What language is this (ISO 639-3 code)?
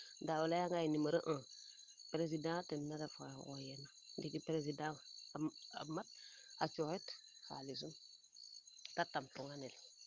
srr